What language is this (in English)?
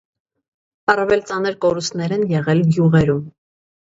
Armenian